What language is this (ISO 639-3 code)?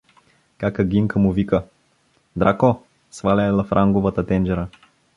bul